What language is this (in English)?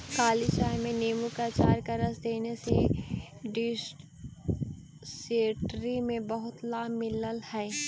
Magahi